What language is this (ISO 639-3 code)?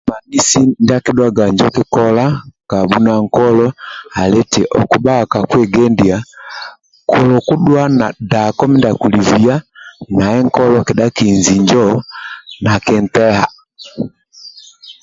rwm